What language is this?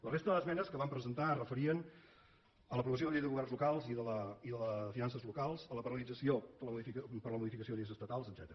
Catalan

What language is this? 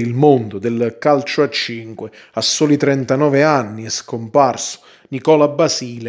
Italian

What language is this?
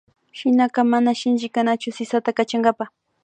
Imbabura Highland Quichua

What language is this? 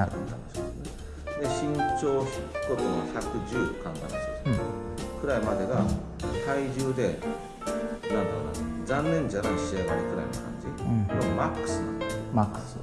Japanese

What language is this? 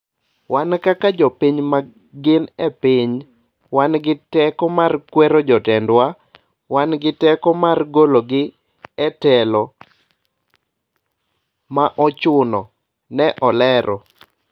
Luo (Kenya and Tanzania)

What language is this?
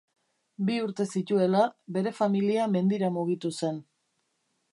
Basque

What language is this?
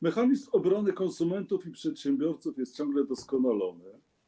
Polish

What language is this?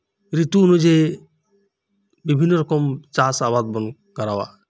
Santali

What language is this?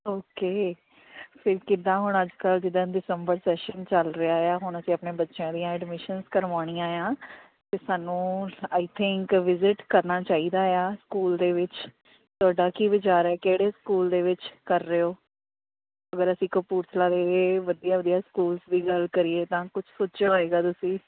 Punjabi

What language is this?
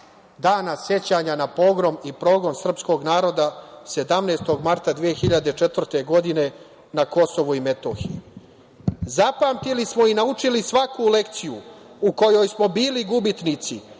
Serbian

